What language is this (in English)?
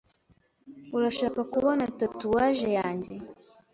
Kinyarwanda